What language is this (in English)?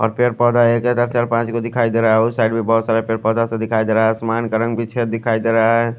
Hindi